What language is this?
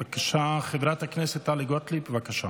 Hebrew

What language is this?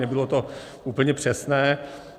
Czech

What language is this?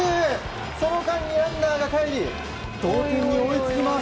Japanese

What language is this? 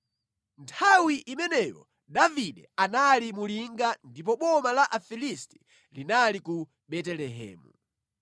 Nyanja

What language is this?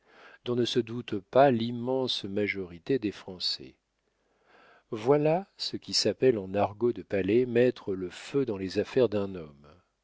French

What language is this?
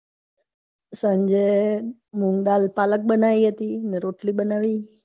Gujarati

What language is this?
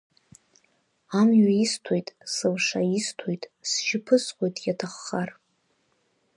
Abkhazian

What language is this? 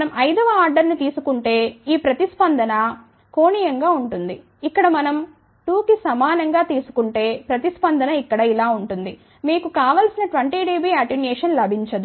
Telugu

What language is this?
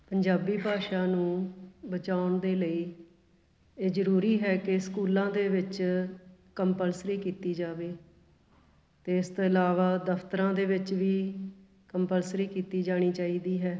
Punjabi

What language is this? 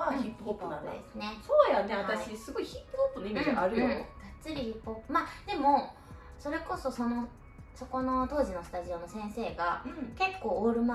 Japanese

